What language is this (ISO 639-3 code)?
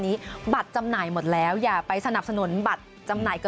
tha